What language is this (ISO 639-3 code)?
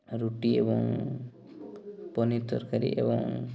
ori